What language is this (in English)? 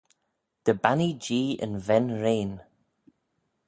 Manx